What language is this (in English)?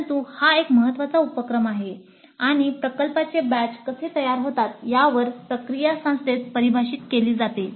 Marathi